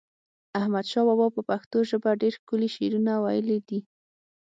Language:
Pashto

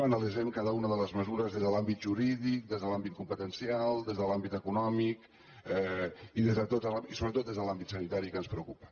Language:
Catalan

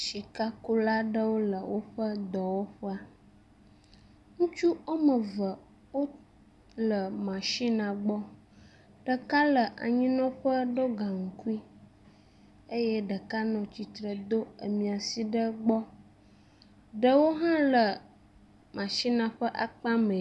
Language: Ewe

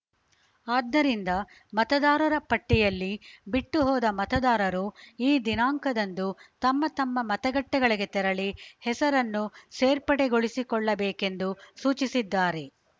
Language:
Kannada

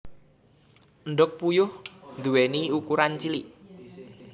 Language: Javanese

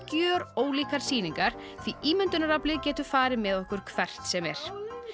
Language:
Icelandic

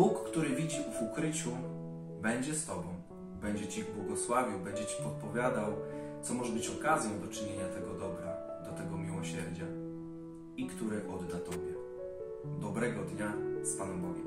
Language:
Polish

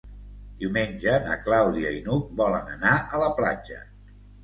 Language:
Catalan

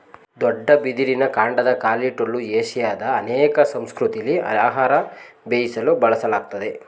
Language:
Kannada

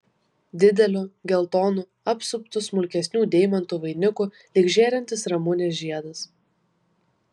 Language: Lithuanian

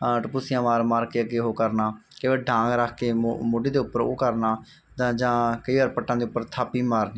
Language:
Punjabi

